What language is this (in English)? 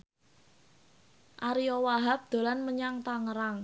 Javanese